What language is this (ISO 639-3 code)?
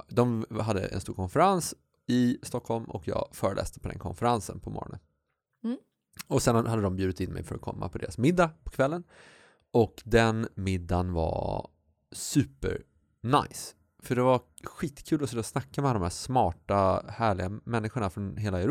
swe